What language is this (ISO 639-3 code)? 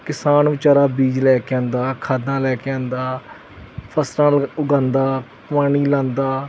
pan